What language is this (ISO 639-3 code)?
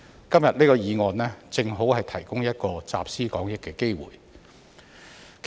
yue